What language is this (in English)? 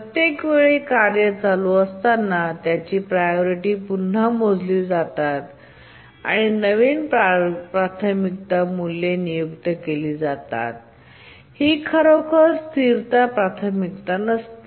Marathi